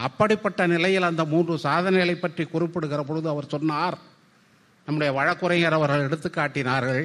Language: Tamil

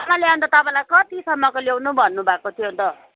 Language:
Nepali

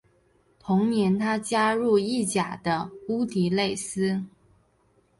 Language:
Chinese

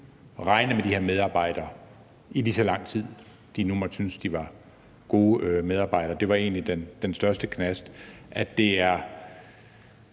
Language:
Danish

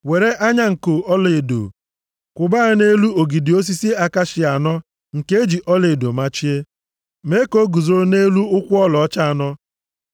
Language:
Igbo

